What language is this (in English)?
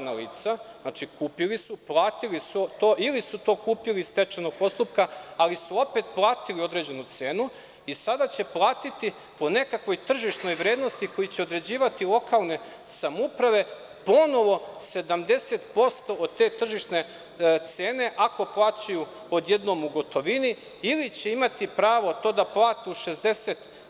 Serbian